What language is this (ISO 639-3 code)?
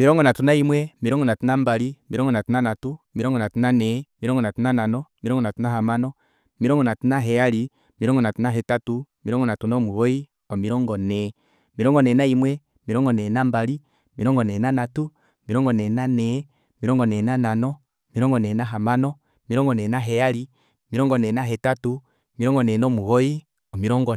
kua